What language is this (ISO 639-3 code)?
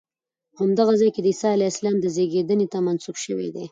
pus